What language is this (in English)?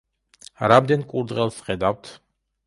Georgian